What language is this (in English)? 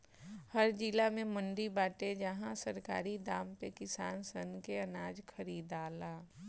Bhojpuri